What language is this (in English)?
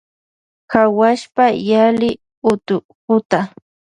Loja Highland Quichua